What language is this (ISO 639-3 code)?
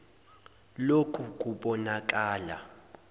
zul